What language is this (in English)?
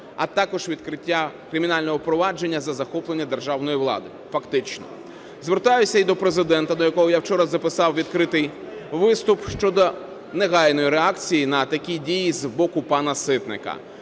Ukrainian